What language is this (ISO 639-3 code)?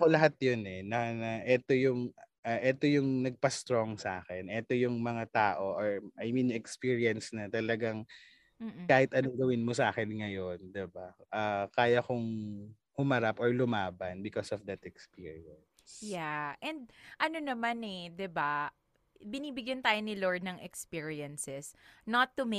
fil